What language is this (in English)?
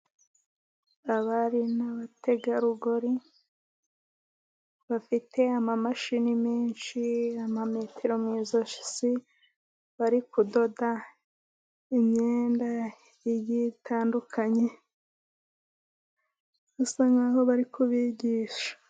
Kinyarwanda